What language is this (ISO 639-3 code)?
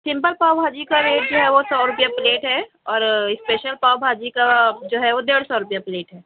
urd